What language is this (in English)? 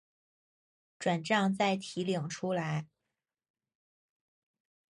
Chinese